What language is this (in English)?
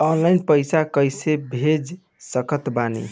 Bhojpuri